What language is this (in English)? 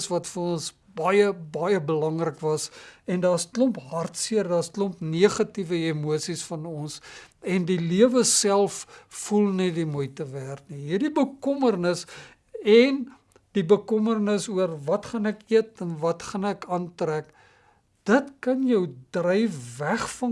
Dutch